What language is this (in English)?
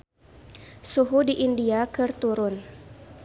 Sundanese